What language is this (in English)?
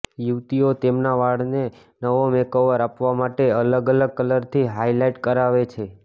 Gujarati